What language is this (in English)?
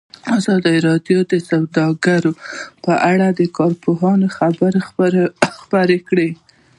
Pashto